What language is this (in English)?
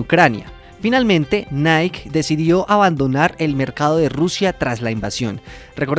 Spanish